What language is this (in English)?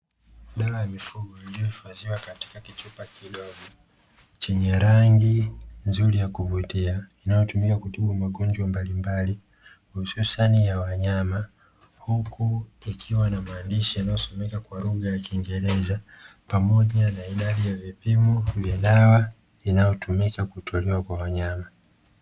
Swahili